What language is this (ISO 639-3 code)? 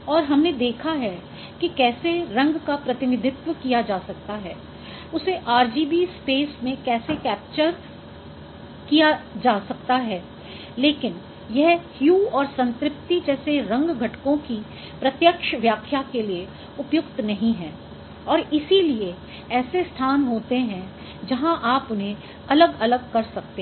hin